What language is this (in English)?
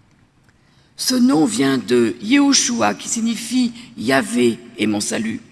French